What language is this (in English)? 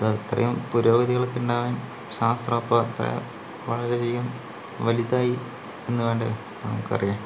Malayalam